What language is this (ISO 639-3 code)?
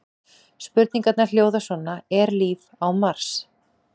isl